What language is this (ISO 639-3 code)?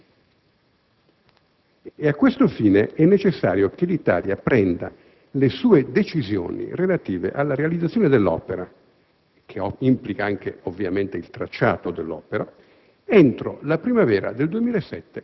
ita